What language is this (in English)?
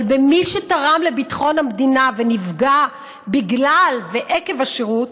Hebrew